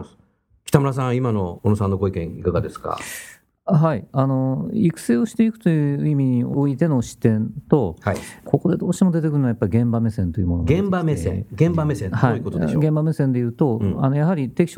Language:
Japanese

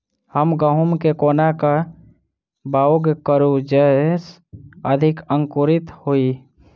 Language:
Maithili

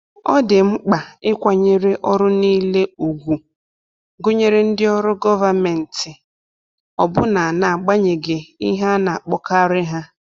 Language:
Igbo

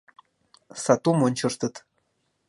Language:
Mari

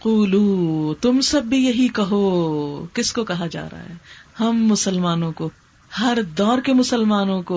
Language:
Urdu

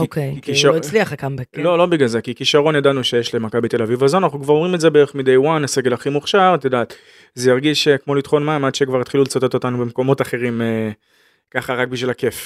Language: Hebrew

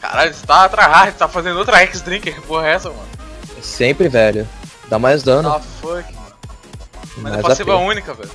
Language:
Portuguese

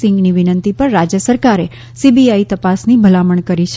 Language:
Gujarati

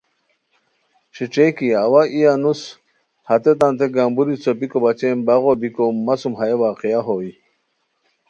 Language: Khowar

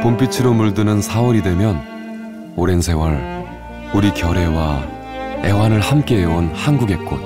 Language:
Korean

